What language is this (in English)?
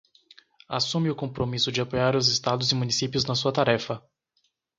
Portuguese